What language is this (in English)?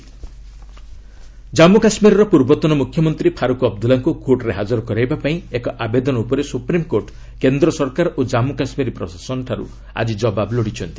Odia